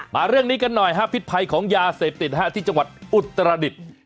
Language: Thai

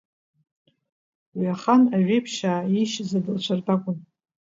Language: Abkhazian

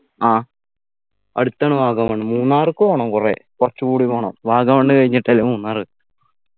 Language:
Malayalam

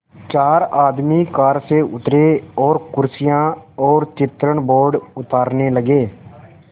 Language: Hindi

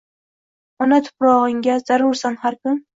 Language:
Uzbek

